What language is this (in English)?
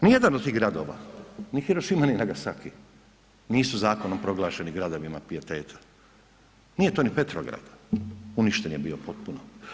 Croatian